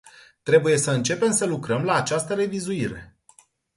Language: Romanian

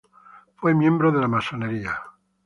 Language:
Spanish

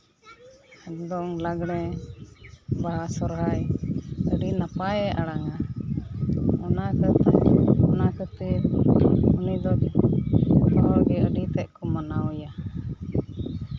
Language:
Santali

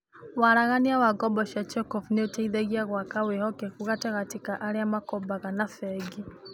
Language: Kikuyu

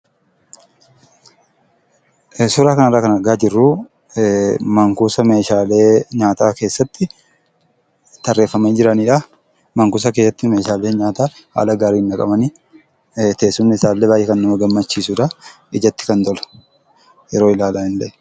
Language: Oromo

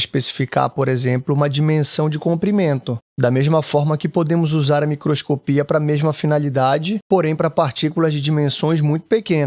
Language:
Portuguese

